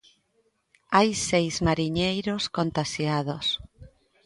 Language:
Galician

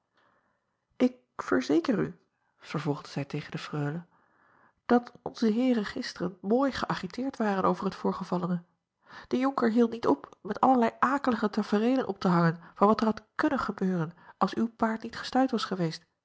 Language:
Dutch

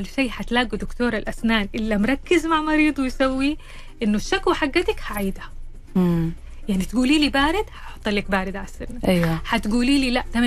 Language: Arabic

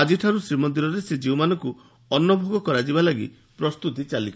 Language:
Odia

